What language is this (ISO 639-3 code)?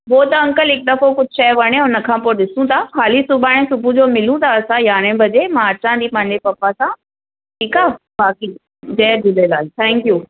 snd